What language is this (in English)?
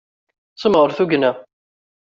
Kabyle